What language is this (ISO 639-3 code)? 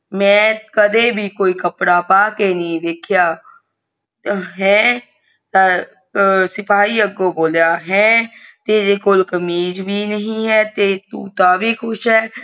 pan